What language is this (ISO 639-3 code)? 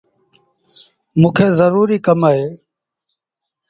sbn